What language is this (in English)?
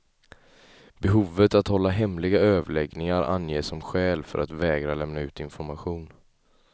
Swedish